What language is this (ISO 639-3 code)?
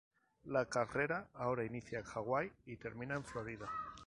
spa